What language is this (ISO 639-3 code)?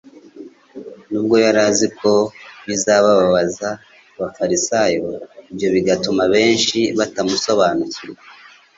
kin